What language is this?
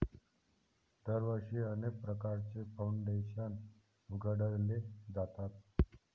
Marathi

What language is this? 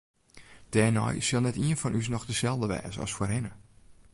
Western Frisian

